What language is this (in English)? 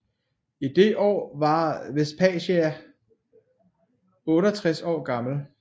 Danish